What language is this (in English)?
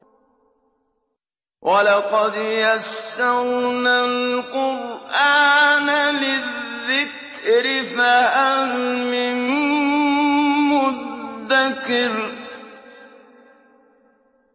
Arabic